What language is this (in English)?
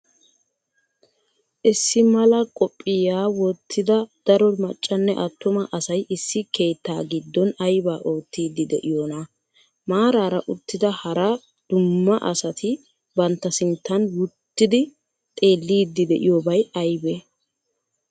Wolaytta